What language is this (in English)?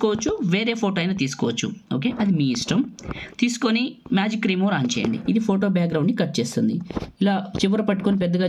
Telugu